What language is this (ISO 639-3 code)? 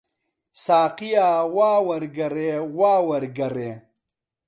ckb